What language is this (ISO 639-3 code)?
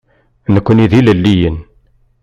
kab